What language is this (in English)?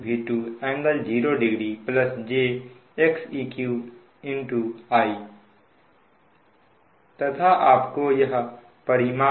Hindi